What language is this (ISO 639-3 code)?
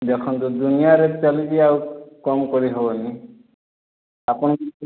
ori